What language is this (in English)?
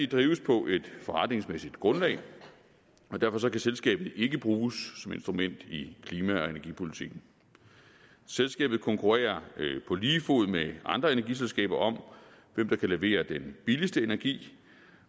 Danish